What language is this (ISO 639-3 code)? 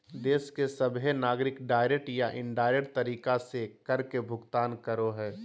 mag